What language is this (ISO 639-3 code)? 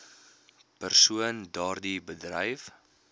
afr